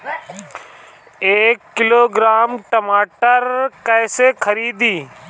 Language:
Bhojpuri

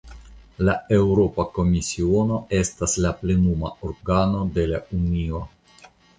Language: Esperanto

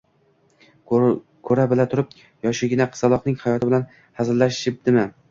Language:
Uzbek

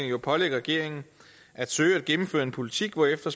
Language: Danish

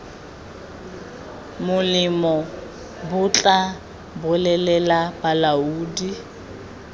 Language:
Tswana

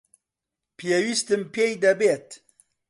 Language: Central Kurdish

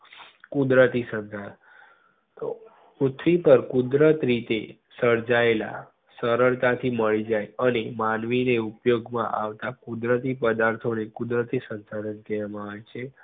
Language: Gujarati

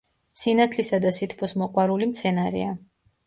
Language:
Georgian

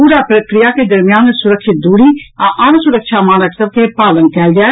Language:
Maithili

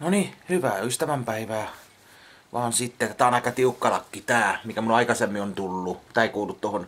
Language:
Finnish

